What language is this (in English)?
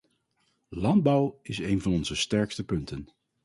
Dutch